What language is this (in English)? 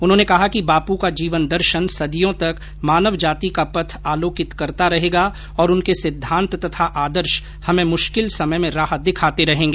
Hindi